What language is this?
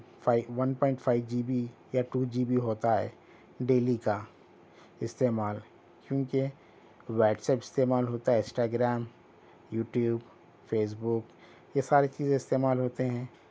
Urdu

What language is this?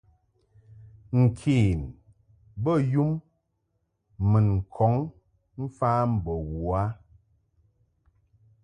Mungaka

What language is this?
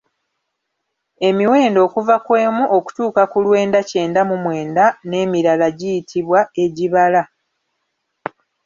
Ganda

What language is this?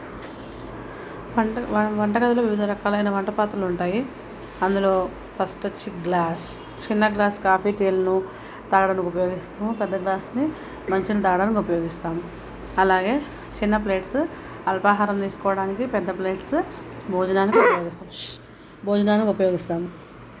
Telugu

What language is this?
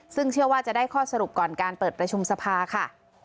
Thai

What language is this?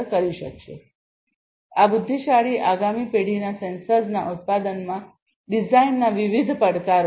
Gujarati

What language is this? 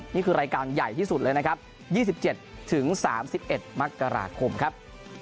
Thai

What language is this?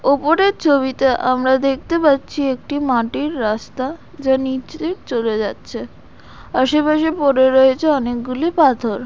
Bangla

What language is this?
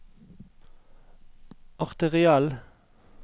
Norwegian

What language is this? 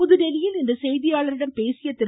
Tamil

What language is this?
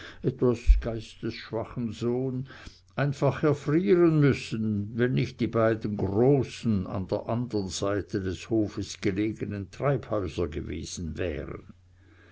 German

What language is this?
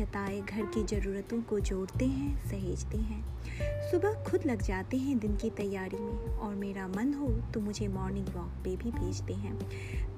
Hindi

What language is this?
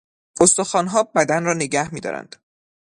Persian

